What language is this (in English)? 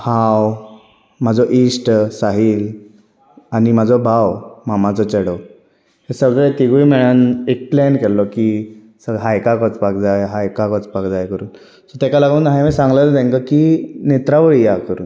Konkani